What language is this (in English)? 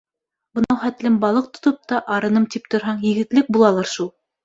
Bashkir